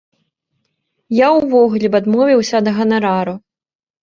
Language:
Belarusian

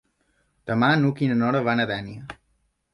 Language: Catalan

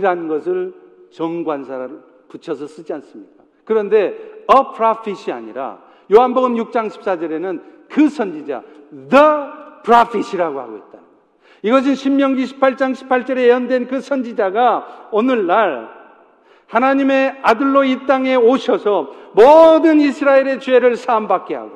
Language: Korean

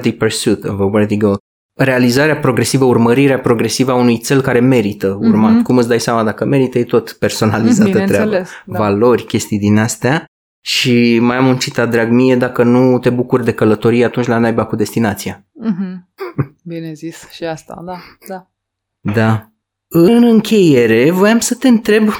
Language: Romanian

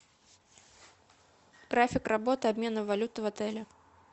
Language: Russian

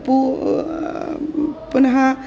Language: Sanskrit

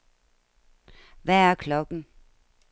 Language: Danish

